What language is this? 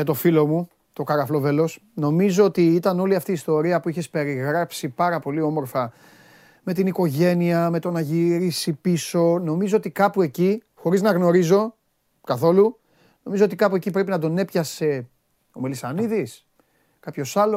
Greek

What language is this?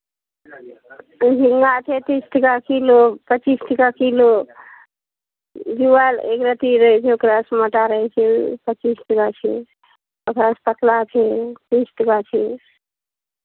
Maithili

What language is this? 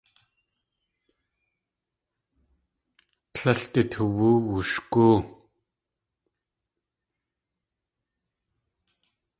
Tlingit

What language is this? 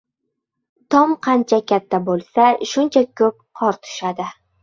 Uzbek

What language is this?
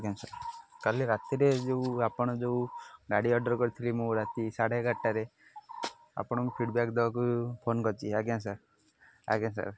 Odia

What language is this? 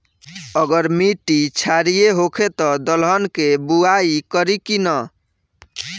Bhojpuri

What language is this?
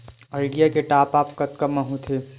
Chhattisgarhi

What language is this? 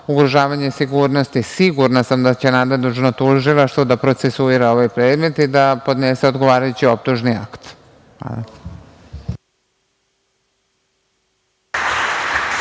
Serbian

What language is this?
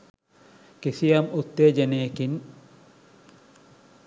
Sinhala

